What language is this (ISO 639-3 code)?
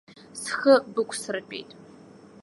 abk